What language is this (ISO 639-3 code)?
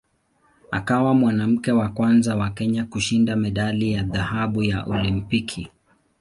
swa